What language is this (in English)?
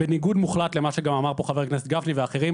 Hebrew